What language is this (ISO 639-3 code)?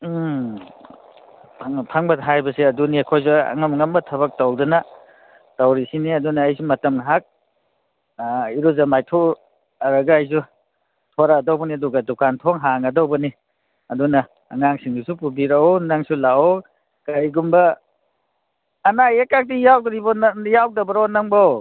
mni